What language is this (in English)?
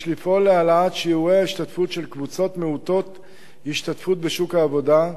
Hebrew